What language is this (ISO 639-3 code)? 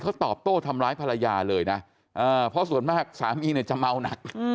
tha